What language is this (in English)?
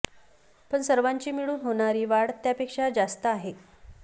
Marathi